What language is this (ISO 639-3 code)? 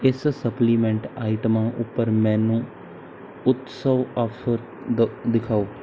pan